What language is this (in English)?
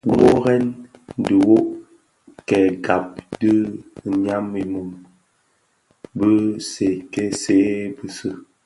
Bafia